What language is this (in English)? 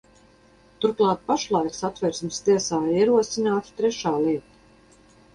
Latvian